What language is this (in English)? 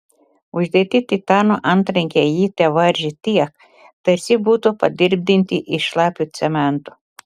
Lithuanian